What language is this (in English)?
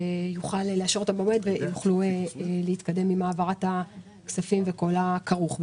Hebrew